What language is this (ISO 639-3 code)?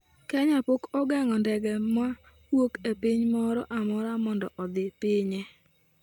luo